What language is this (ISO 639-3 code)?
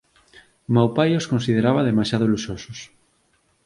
glg